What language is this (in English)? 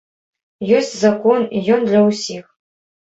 Belarusian